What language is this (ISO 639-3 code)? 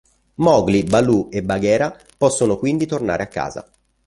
ita